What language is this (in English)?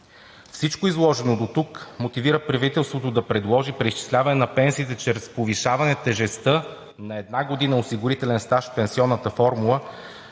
Bulgarian